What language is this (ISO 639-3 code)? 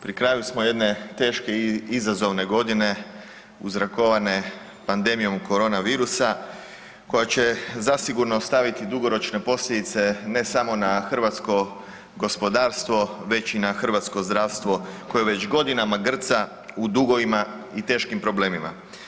hrv